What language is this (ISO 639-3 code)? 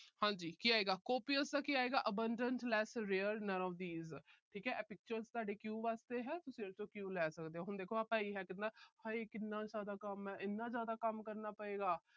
pan